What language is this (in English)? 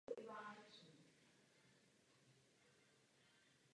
Czech